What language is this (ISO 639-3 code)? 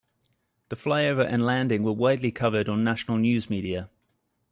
eng